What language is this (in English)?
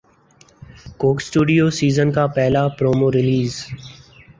Urdu